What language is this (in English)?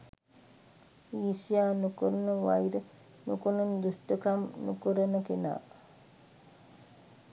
Sinhala